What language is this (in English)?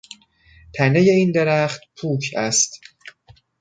Persian